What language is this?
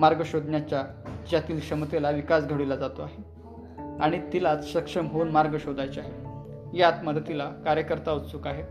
Marathi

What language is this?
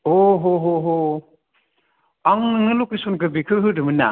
Bodo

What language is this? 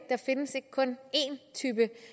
Danish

